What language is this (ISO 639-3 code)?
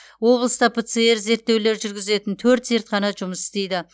kaz